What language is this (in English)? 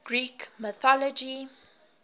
English